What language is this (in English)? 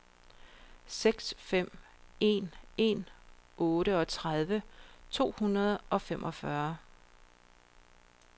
Danish